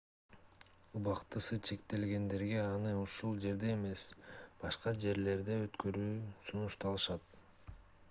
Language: Kyrgyz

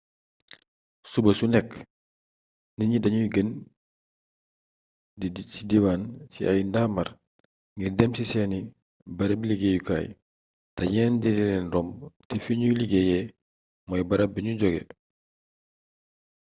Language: Wolof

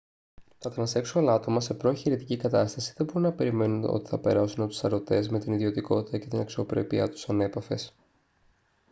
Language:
Greek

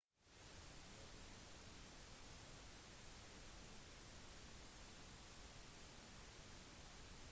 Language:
Norwegian Bokmål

